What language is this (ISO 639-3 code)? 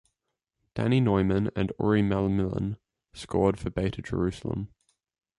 eng